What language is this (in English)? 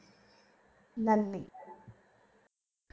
Malayalam